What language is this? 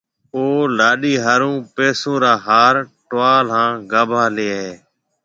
Marwari (Pakistan)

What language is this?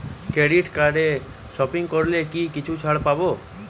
Bangla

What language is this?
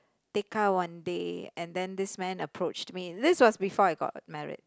English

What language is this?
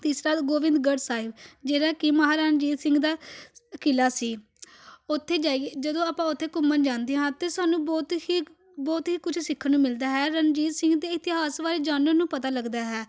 Punjabi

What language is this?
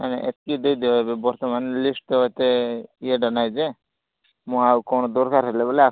Odia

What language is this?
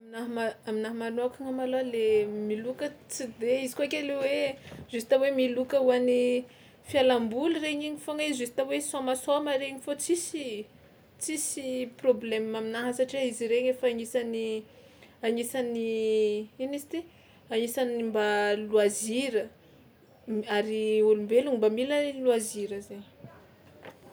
Tsimihety Malagasy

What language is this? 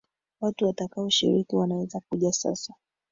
Swahili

